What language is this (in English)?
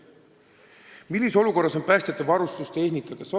Estonian